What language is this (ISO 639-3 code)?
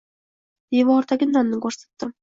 uzb